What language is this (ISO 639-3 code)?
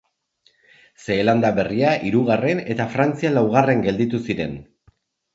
eus